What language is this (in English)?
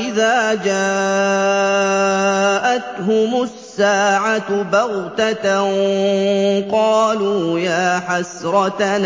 Arabic